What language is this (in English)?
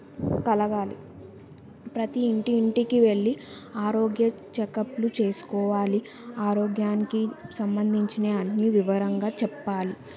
Telugu